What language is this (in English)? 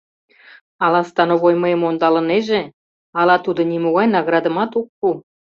Mari